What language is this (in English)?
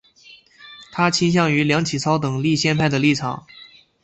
Chinese